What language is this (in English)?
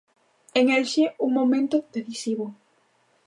Galician